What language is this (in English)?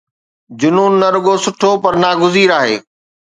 Sindhi